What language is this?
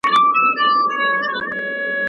Pashto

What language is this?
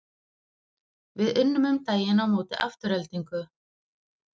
Icelandic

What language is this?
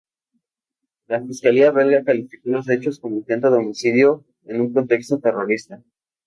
Spanish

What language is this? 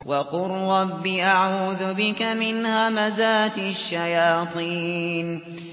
Arabic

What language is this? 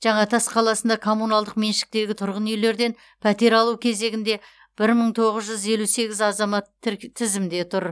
Kazakh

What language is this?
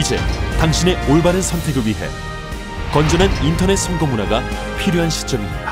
Korean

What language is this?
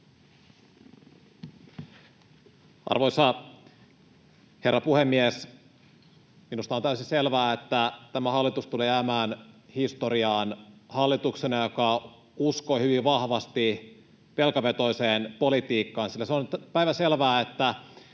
Finnish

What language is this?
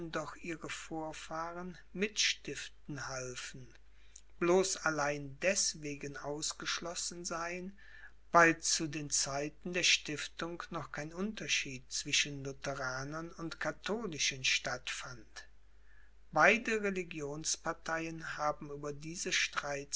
German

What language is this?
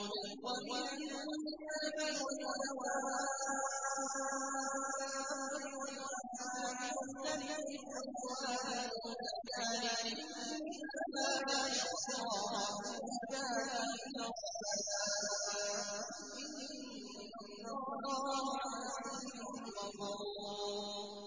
Arabic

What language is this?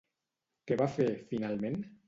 Catalan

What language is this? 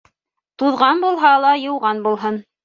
Bashkir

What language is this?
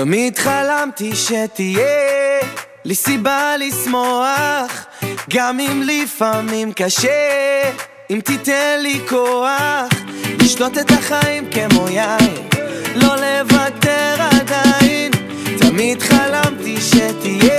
Hebrew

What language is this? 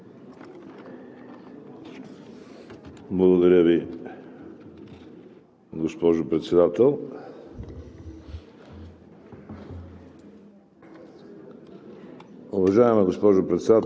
Bulgarian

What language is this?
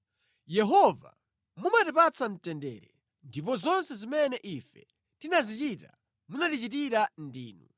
Nyanja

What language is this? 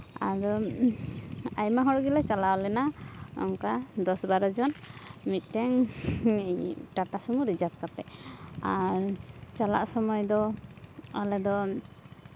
Santali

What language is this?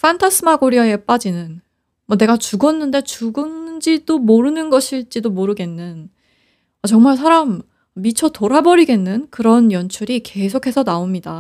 Korean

